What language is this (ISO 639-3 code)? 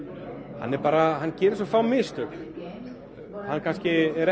isl